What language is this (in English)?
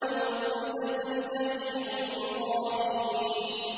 Arabic